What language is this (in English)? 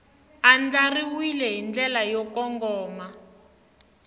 Tsonga